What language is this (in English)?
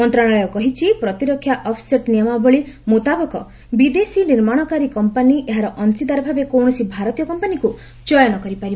Odia